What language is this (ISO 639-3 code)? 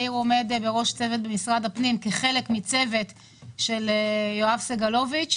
heb